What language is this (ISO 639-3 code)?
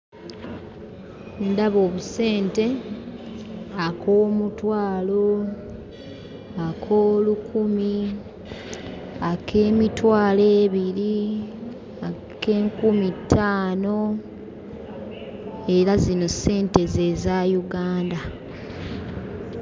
lug